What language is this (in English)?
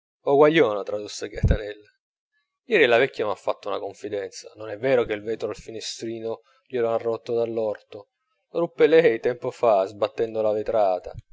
Italian